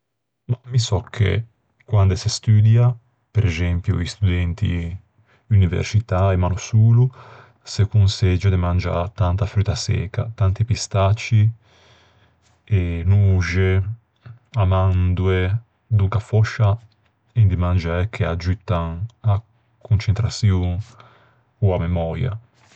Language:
Ligurian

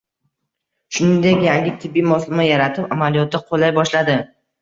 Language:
Uzbek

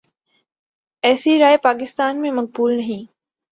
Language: Urdu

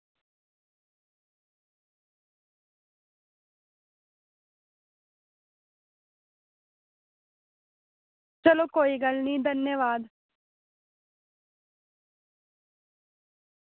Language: Dogri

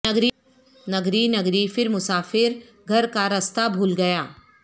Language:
Urdu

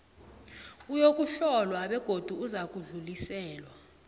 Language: South Ndebele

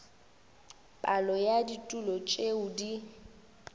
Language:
Northern Sotho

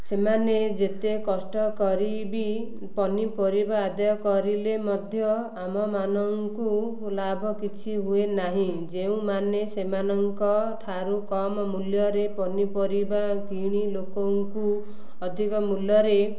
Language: Odia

